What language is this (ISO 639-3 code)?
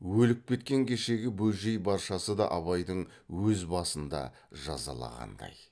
kaz